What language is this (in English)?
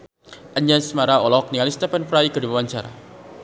Sundanese